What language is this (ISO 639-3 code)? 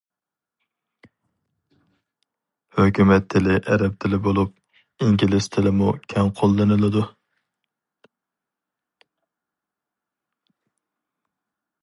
uig